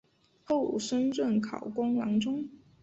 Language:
Chinese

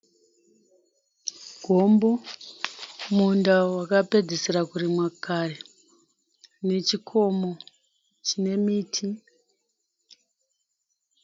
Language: Shona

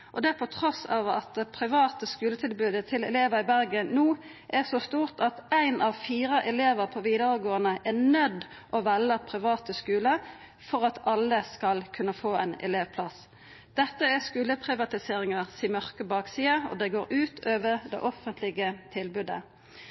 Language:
Norwegian Nynorsk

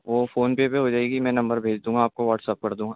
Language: Urdu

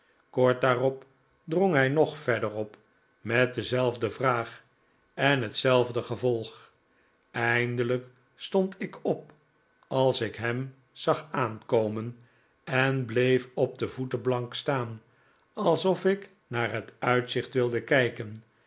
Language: Dutch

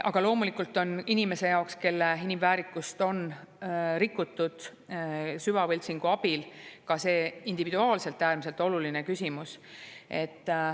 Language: Estonian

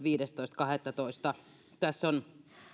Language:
Finnish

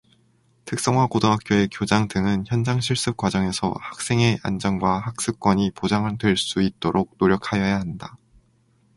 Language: Korean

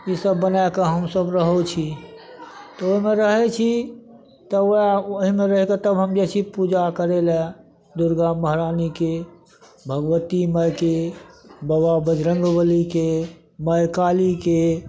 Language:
Maithili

